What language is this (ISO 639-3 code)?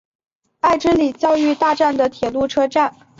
zho